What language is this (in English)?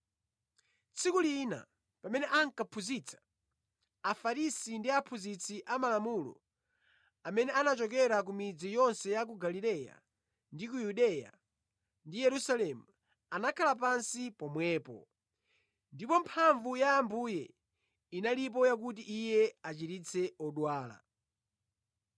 Nyanja